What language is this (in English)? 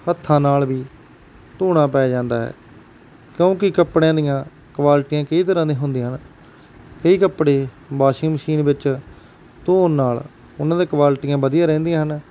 Punjabi